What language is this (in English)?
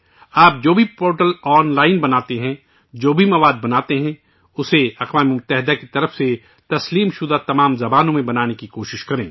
Urdu